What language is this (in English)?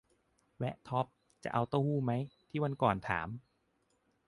Thai